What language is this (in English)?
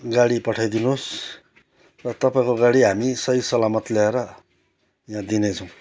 Nepali